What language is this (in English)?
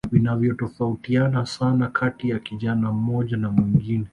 Swahili